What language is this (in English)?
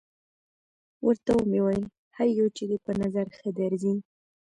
Pashto